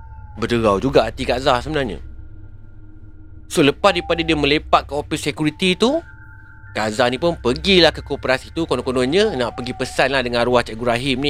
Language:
Malay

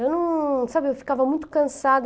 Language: Portuguese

